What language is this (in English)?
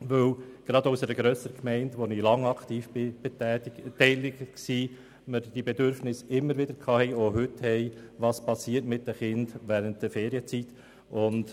Swiss German